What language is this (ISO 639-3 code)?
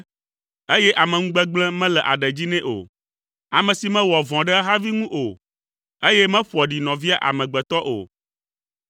ewe